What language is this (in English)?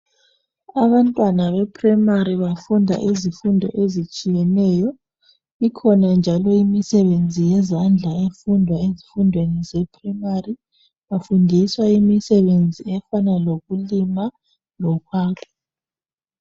North Ndebele